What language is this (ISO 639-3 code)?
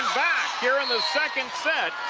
eng